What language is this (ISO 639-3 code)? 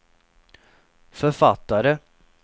swe